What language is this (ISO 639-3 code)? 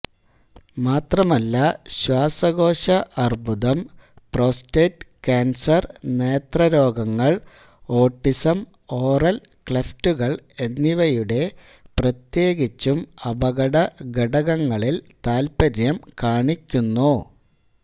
mal